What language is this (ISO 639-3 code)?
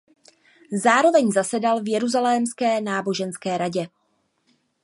ces